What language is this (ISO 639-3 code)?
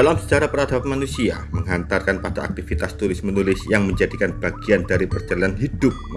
ind